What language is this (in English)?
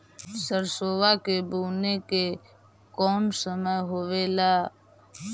Magahi